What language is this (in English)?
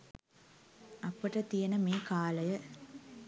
Sinhala